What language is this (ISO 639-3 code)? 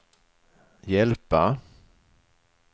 swe